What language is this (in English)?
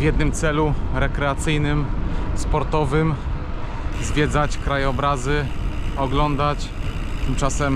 Polish